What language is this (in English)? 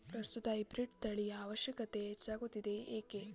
Kannada